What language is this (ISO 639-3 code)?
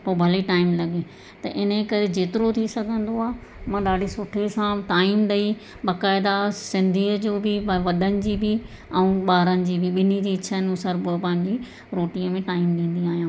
snd